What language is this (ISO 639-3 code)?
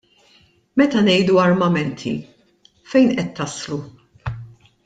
mlt